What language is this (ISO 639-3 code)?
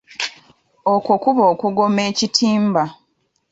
lug